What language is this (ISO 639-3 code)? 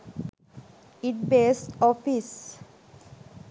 sin